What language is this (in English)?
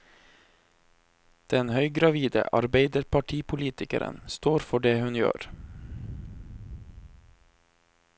Norwegian